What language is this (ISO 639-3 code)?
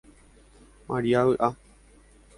grn